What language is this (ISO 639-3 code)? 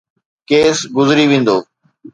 snd